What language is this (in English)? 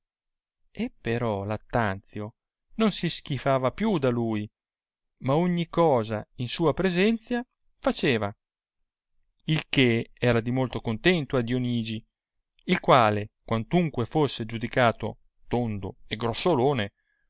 Italian